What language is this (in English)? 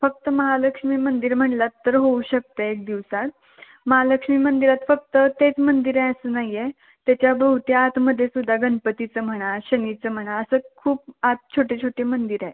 Marathi